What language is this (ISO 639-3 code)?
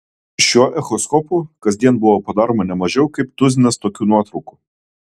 lit